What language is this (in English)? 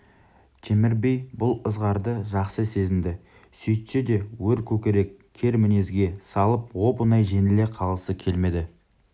Kazakh